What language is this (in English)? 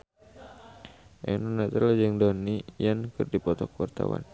Sundanese